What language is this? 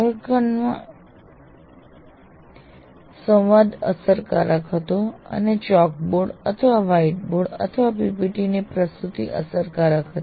Gujarati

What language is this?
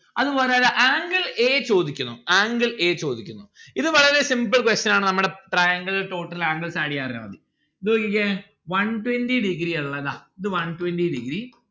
Malayalam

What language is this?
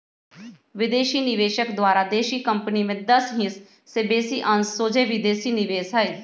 Magahi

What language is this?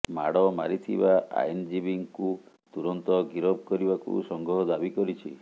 Odia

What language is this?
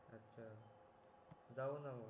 Marathi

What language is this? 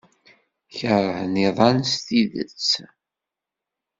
Kabyle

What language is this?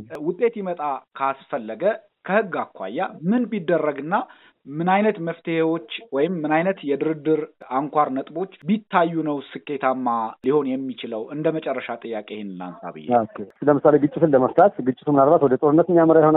Amharic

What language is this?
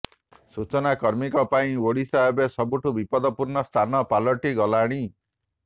Odia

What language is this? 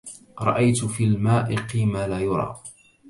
Arabic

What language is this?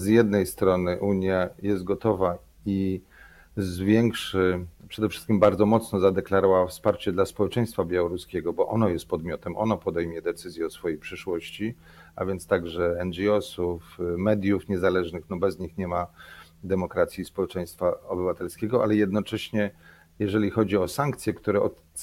Polish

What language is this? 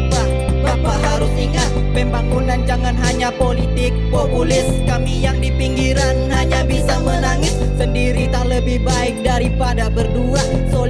Indonesian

